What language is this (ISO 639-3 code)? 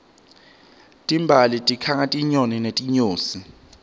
ssw